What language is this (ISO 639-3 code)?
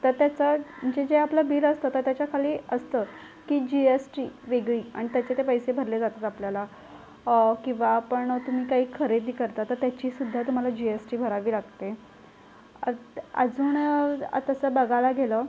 mar